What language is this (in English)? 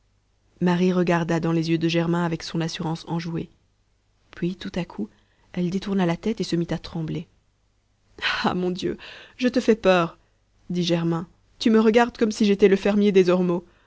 French